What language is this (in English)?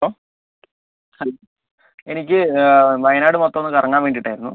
Malayalam